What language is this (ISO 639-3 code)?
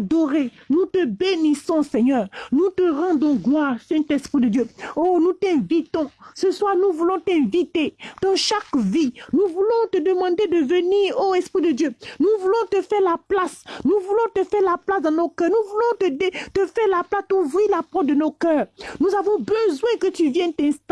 fra